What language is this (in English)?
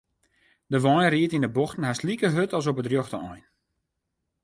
Western Frisian